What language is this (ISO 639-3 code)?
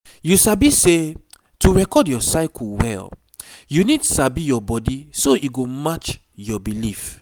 pcm